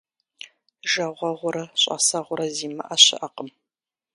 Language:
Kabardian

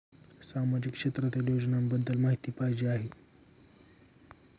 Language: Marathi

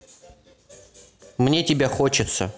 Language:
Russian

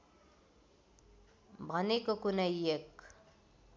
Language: Nepali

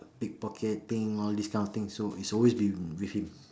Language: English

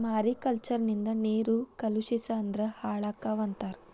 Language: Kannada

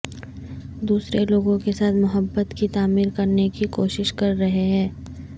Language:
Urdu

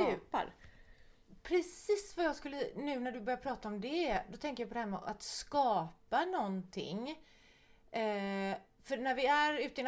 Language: Swedish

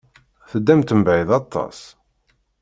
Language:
Kabyle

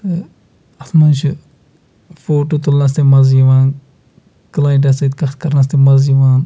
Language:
Kashmiri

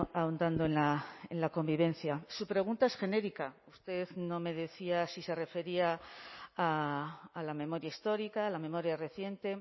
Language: Spanish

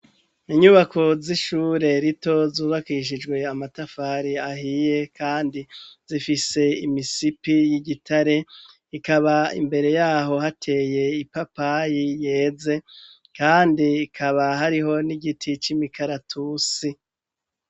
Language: Rundi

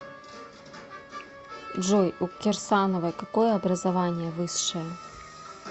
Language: Russian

